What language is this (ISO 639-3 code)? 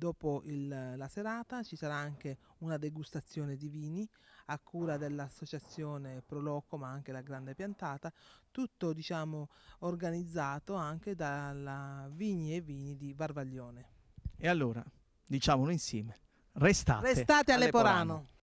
ita